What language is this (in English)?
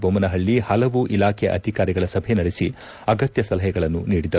Kannada